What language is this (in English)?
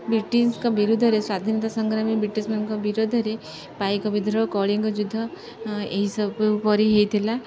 Odia